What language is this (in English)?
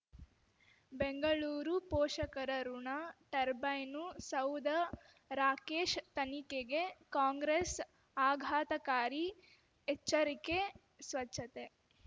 Kannada